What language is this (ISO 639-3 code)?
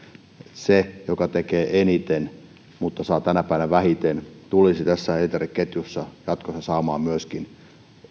fin